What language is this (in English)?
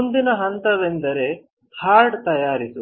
Kannada